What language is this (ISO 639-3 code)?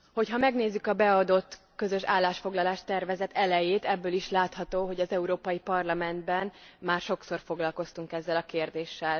hun